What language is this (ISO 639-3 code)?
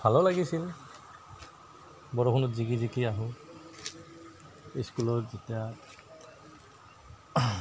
asm